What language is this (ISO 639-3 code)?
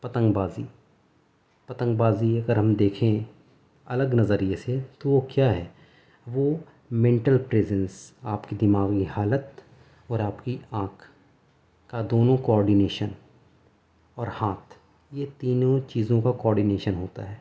urd